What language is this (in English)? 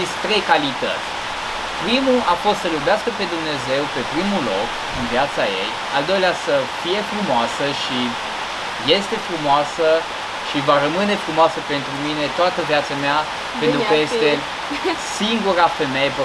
Romanian